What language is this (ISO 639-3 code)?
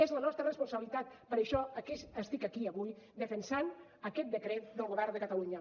cat